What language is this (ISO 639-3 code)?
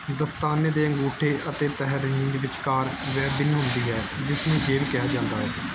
pan